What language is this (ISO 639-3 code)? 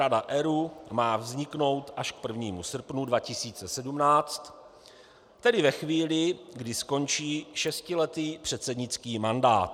ces